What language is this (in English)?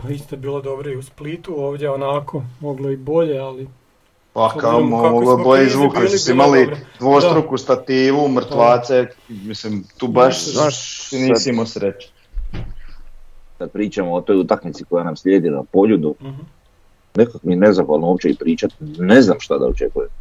Croatian